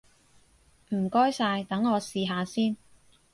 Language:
Cantonese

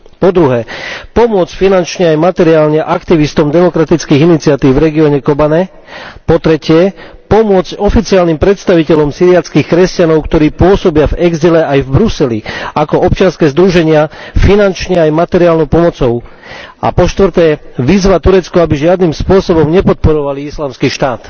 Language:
Slovak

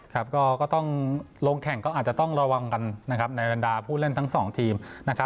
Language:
Thai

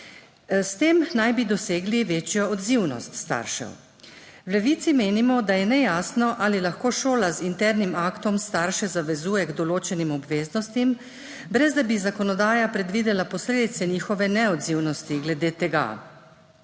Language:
Slovenian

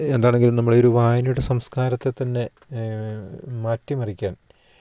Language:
Malayalam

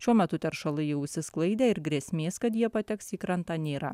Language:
Lithuanian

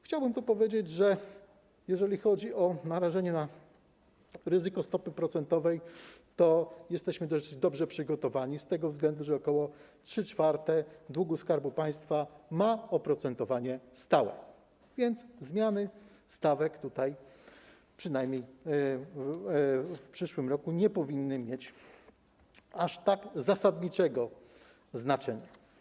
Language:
Polish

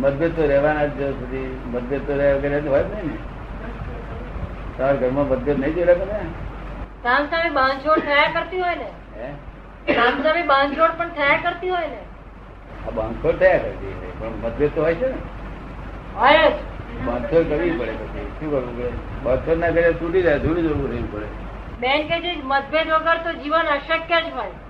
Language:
Gujarati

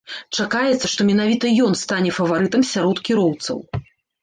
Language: Belarusian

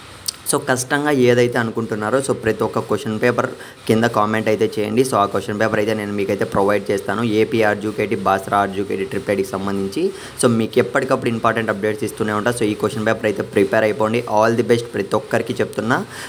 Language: Telugu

